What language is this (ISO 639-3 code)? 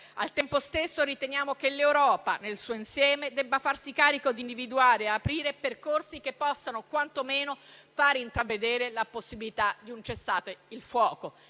ita